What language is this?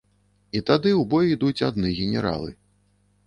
Belarusian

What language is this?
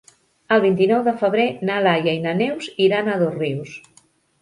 Catalan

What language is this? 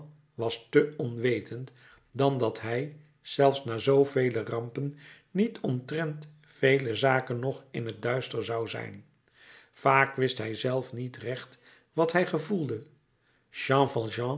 Dutch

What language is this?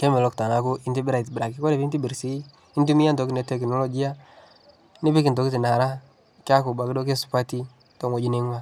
Masai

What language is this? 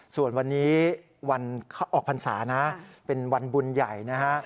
Thai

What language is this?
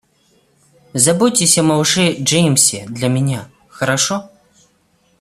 Russian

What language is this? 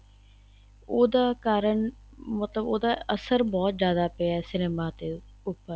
Punjabi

